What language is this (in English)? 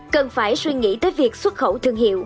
Vietnamese